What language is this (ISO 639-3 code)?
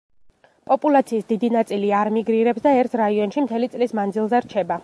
kat